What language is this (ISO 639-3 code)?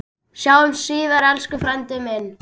isl